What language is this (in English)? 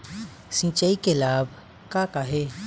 Chhattisgarhi